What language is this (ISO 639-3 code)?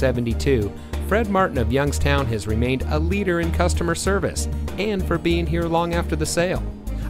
eng